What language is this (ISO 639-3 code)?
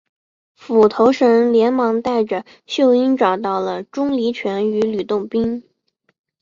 zho